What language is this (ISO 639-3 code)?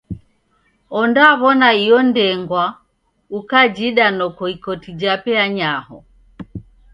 dav